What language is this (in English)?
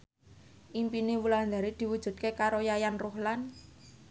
Javanese